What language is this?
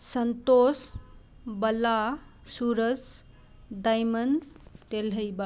Manipuri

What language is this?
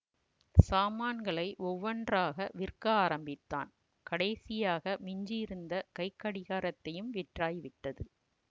Tamil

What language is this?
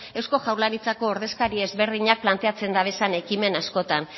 Basque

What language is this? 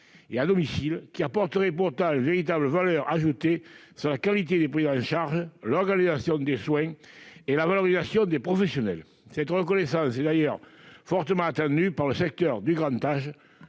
French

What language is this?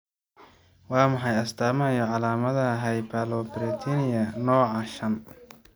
Somali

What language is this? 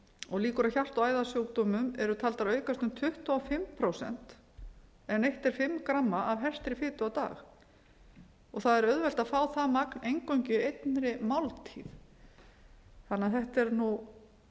Icelandic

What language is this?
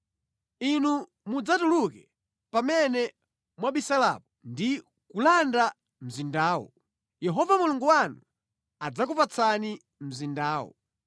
Nyanja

